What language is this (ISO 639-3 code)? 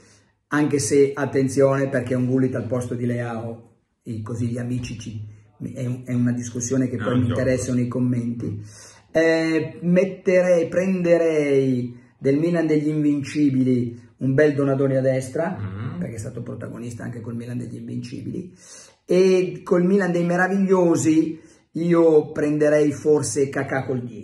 ita